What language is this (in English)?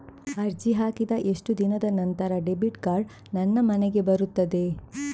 Kannada